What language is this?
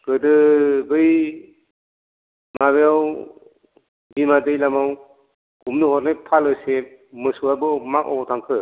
Bodo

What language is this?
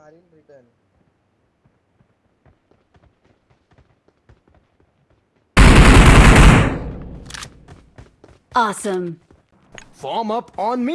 English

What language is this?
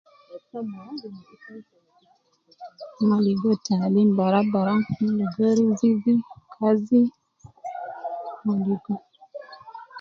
Nubi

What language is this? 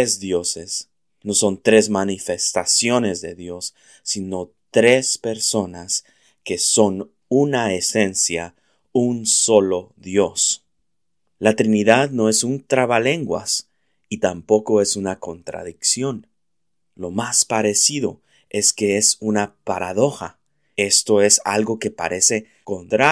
Spanish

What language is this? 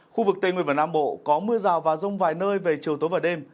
Vietnamese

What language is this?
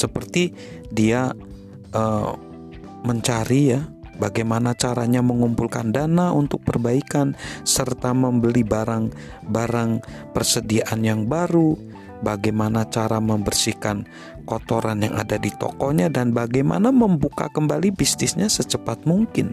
Indonesian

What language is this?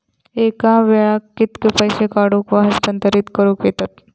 Marathi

